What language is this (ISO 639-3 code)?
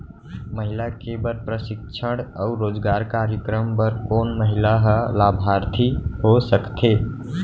hne